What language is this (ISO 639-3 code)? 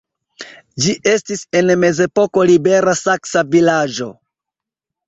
epo